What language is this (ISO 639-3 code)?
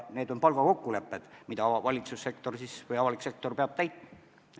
est